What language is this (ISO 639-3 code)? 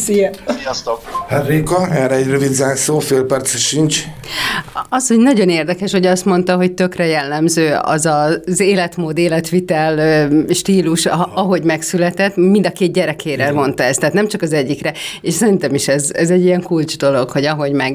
hun